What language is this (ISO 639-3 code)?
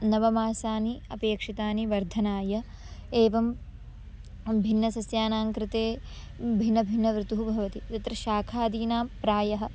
san